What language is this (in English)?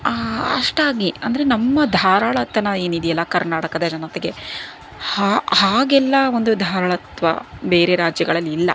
Kannada